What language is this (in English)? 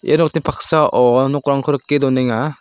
Garo